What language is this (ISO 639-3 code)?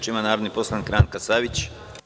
srp